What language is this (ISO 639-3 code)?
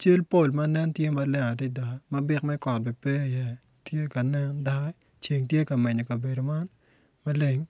ach